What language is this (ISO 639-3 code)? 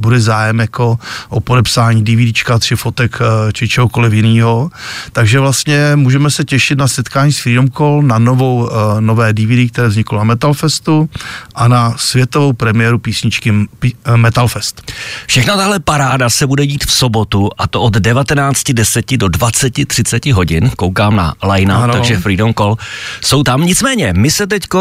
ces